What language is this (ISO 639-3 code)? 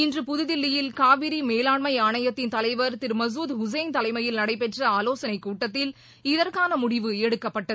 tam